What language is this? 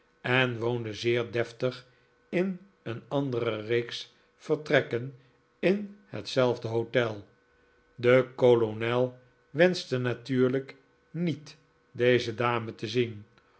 Dutch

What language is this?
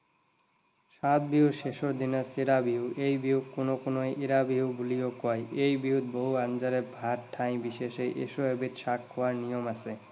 Assamese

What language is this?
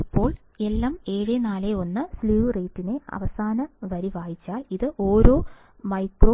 Malayalam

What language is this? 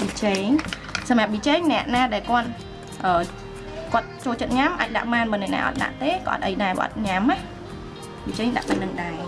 Vietnamese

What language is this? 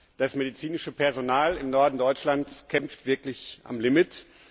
German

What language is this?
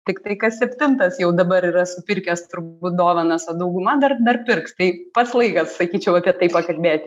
Lithuanian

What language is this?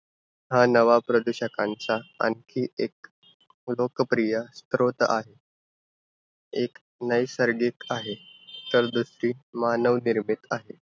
Marathi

